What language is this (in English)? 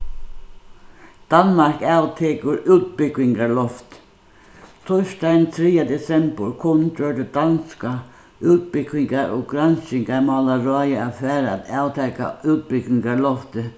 Faroese